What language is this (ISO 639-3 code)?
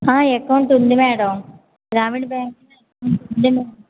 tel